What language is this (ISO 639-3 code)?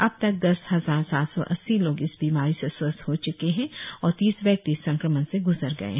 hin